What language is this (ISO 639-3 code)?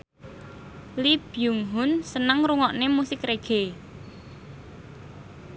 jav